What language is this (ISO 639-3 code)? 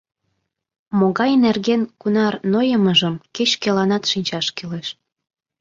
chm